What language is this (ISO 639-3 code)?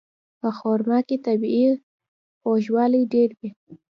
pus